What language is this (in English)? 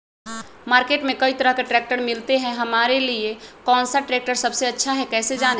Magahi